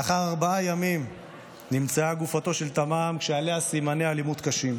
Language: Hebrew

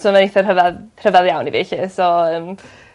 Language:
Welsh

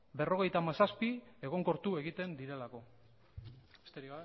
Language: Basque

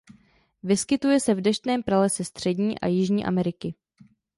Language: Czech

